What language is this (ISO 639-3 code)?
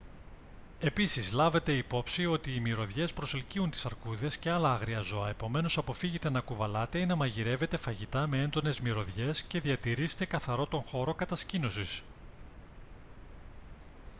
ell